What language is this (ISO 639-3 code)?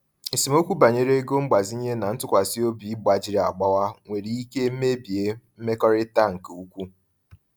ibo